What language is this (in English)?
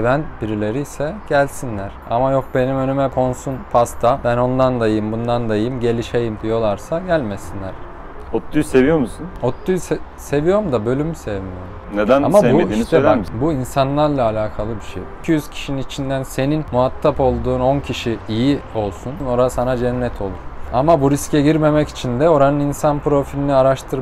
Turkish